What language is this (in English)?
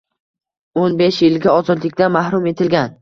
Uzbek